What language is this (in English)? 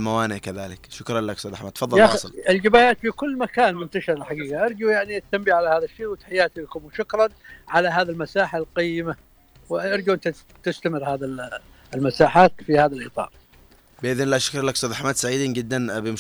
Arabic